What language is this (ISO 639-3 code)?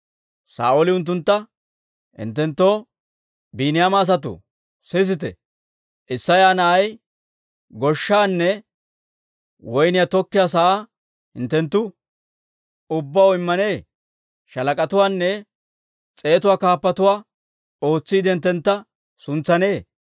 dwr